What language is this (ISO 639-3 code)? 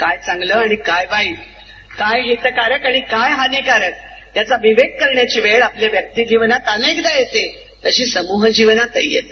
mar